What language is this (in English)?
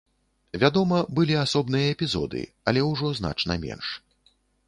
Belarusian